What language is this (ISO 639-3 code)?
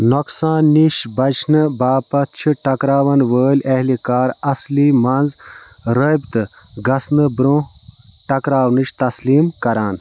kas